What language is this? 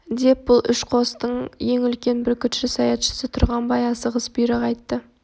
Kazakh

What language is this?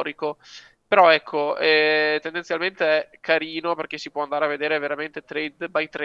Italian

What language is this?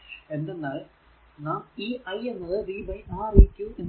Malayalam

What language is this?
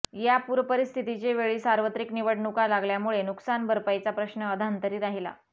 Marathi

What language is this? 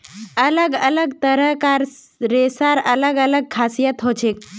Magahi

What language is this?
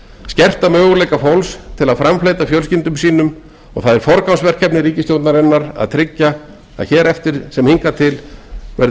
Icelandic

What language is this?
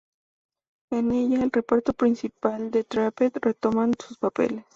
Spanish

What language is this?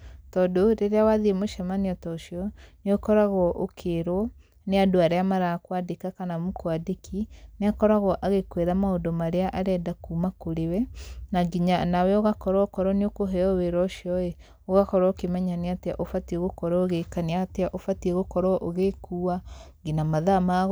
Kikuyu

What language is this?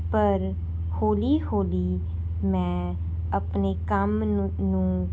Punjabi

